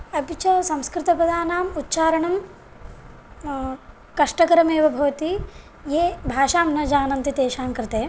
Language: Sanskrit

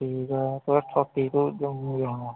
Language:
Dogri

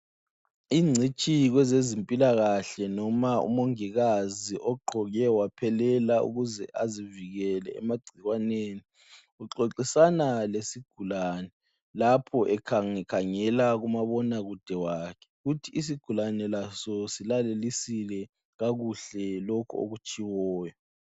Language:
North Ndebele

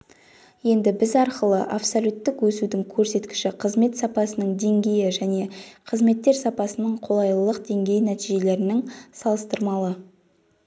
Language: Kazakh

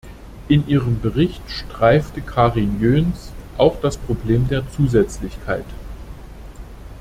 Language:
German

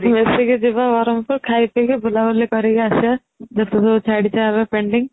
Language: Odia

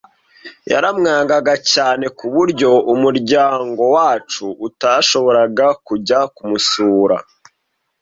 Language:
Kinyarwanda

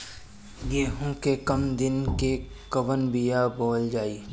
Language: Bhojpuri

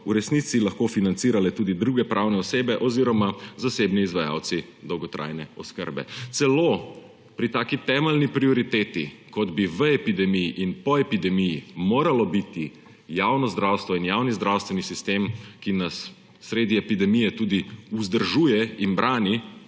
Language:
Slovenian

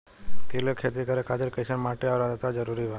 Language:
Bhojpuri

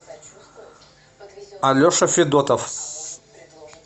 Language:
Russian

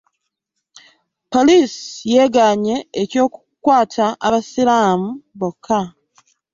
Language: Ganda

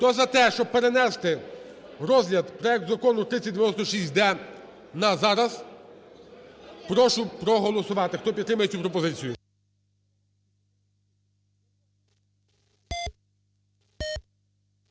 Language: Ukrainian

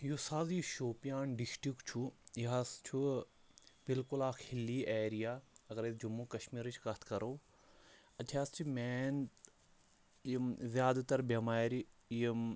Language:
Kashmiri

